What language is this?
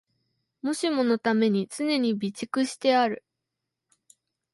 Japanese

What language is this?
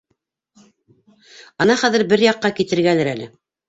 Bashkir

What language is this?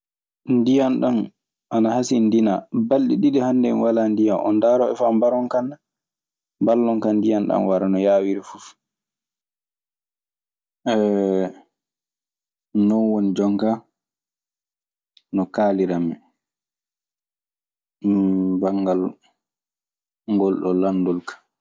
Maasina Fulfulde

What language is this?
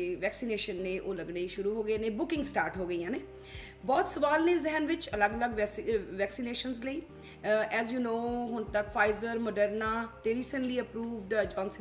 Punjabi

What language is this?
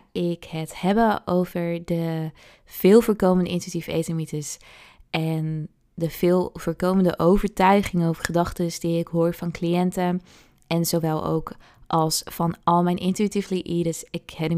Dutch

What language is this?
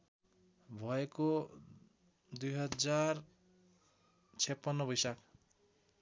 Nepali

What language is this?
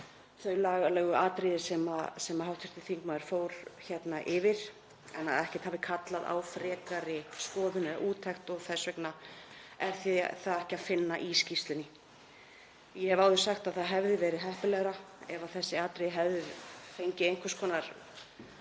Icelandic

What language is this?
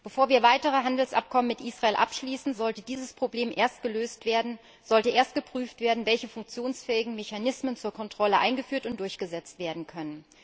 German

